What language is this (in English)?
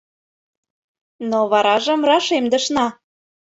Mari